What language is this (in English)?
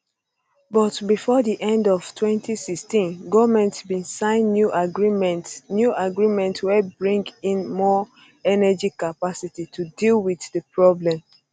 Nigerian Pidgin